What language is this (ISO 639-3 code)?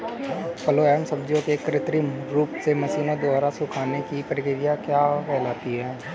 hin